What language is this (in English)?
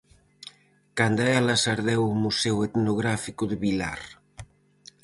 Galician